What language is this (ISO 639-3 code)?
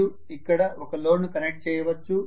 tel